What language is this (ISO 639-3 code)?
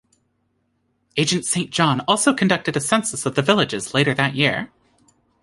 eng